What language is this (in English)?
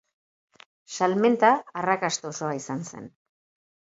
Basque